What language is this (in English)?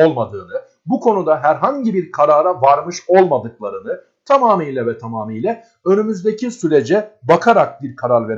Turkish